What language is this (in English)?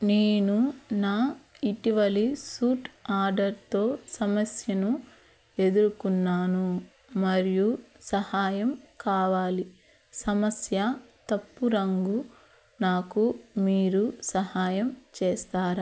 Telugu